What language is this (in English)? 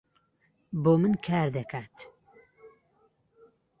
Central Kurdish